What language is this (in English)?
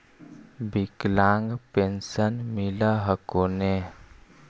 Magahi